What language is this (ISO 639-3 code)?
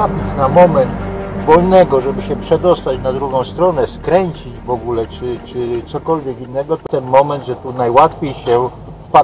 pol